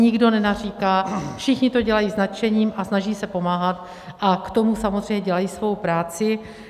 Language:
Czech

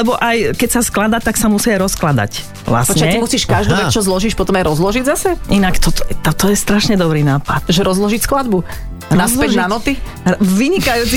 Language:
Slovak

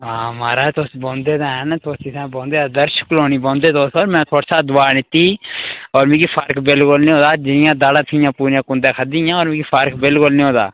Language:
Dogri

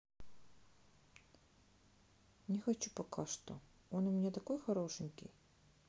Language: Russian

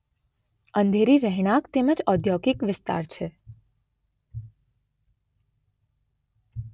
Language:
Gujarati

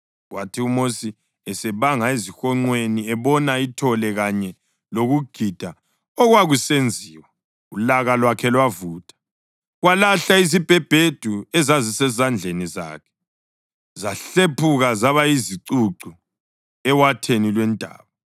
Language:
North Ndebele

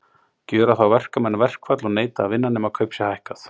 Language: Icelandic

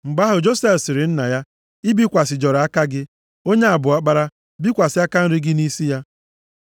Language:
Igbo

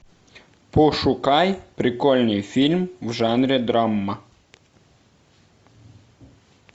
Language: Russian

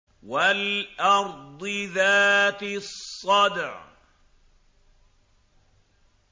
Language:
Arabic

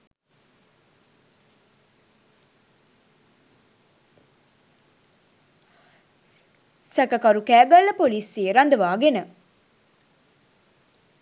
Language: Sinhala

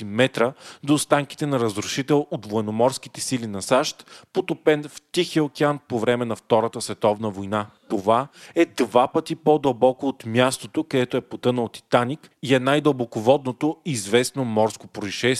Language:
Bulgarian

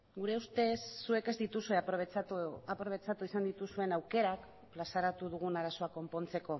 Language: Basque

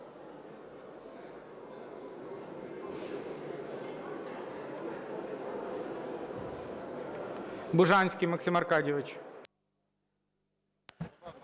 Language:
Ukrainian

